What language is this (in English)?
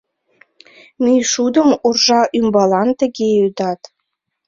Mari